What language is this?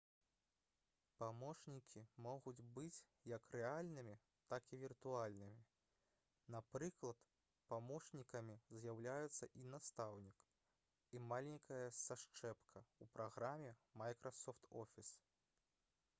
Belarusian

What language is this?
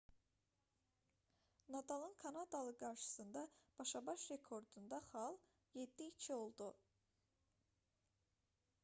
Azerbaijani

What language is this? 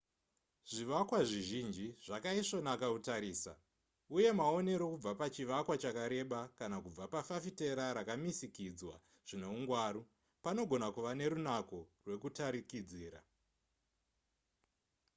Shona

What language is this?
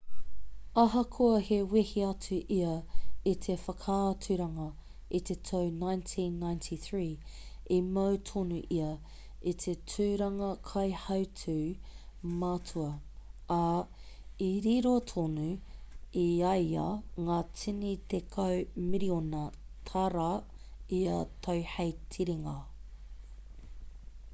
Māori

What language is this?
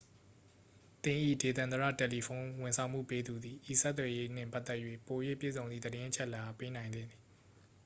Burmese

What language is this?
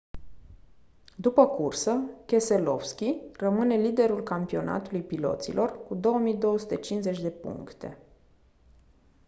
Romanian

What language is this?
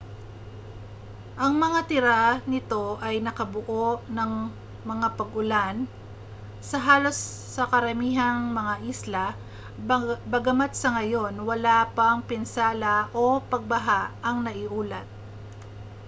Filipino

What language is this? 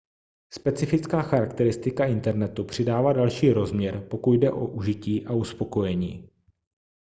Czech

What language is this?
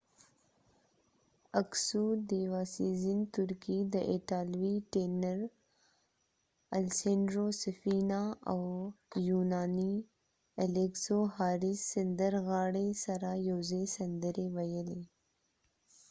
Pashto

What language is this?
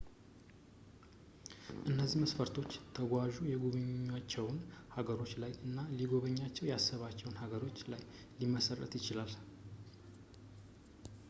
Amharic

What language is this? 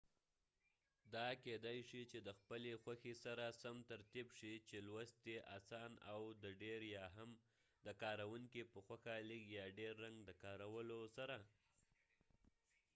Pashto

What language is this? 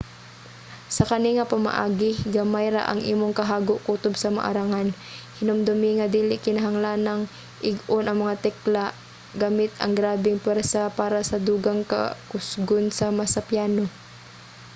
Cebuano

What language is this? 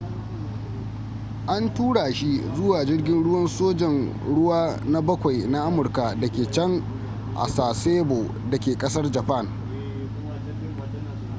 Hausa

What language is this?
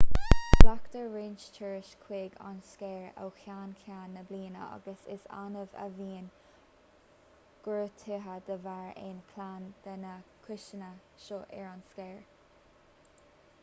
Irish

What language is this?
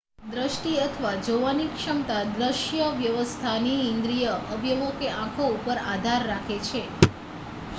Gujarati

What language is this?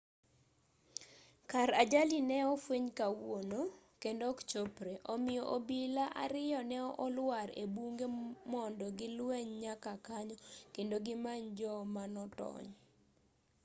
Luo (Kenya and Tanzania)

